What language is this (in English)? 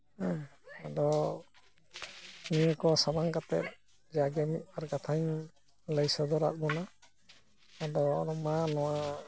Santali